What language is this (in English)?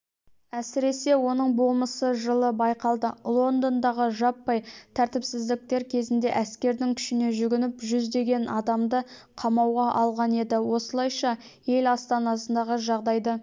Kazakh